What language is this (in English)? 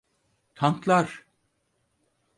Turkish